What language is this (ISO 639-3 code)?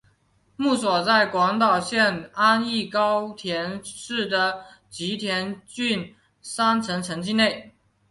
zho